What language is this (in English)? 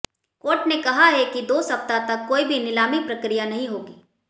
Hindi